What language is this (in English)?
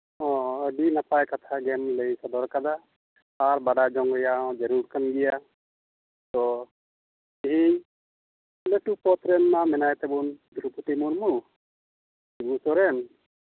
Santali